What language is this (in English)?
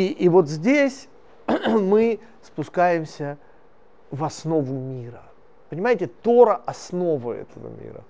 Russian